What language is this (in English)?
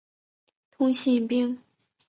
Chinese